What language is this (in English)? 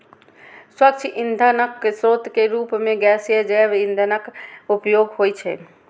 Maithili